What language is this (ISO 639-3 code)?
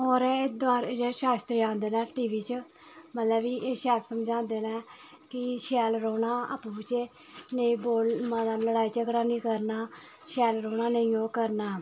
doi